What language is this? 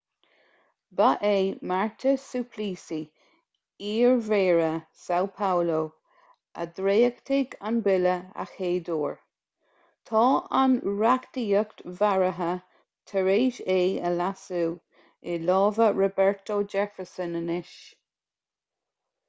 Irish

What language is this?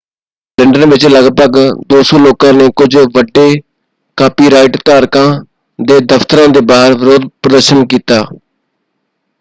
Punjabi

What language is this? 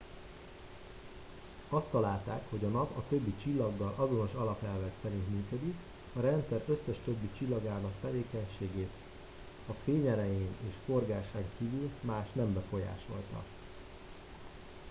Hungarian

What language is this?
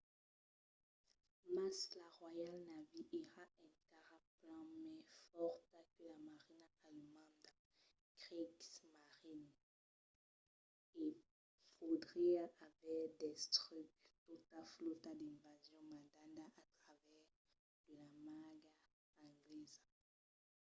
Occitan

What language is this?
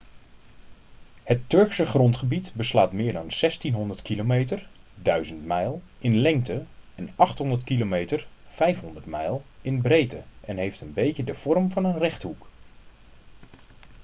Dutch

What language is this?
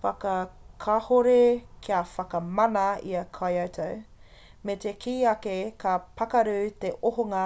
Māori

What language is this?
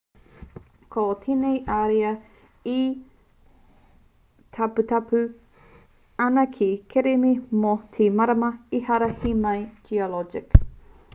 Māori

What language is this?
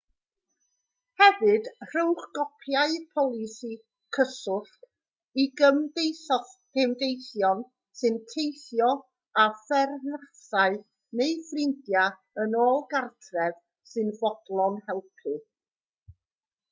Welsh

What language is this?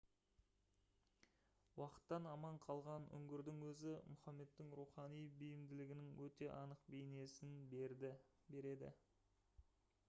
Kazakh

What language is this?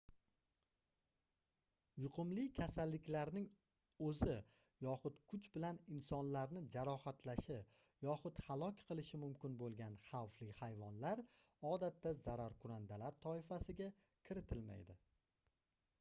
Uzbek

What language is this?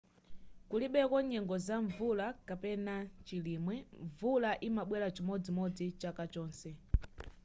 Nyanja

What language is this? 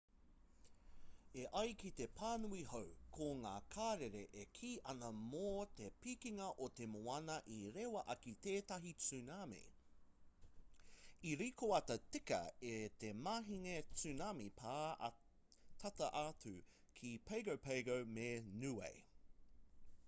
Māori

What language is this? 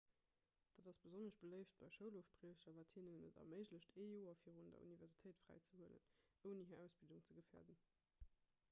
Luxembourgish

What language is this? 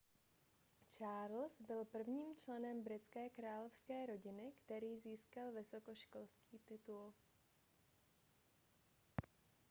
Czech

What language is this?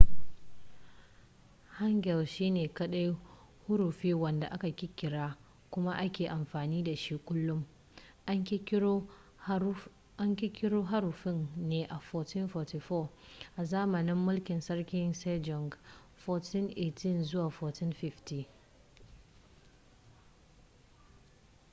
Hausa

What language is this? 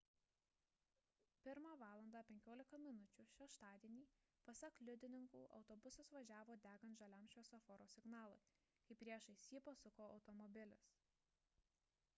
Lithuanian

